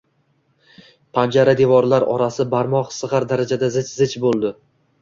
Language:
Uzbek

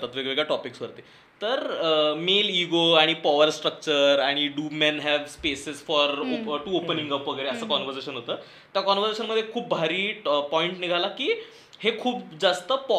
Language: Marathi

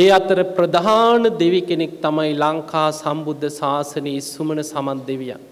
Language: Arabic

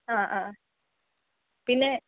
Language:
Malayalam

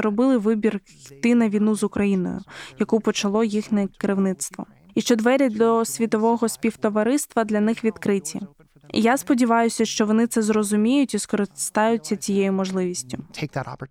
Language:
Ukrainian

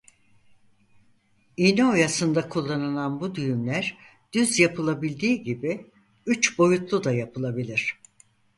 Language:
Turkish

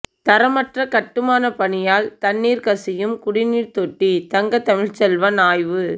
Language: Tamil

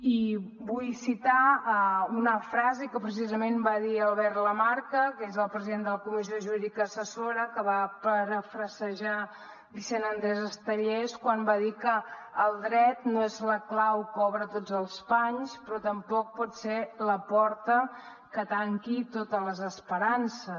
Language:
Catalan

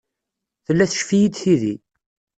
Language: Kabyle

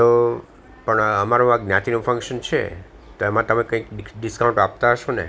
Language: Gujarati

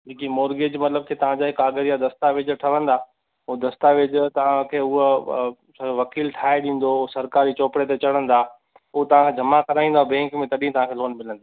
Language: Sindhi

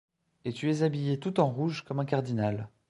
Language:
French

